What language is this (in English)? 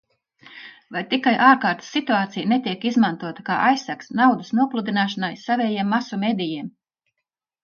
Latvian